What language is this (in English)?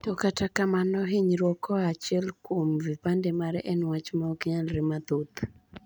Luo (Kenya and Tanzania)